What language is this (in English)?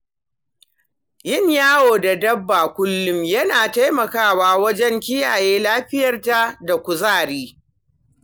Hausa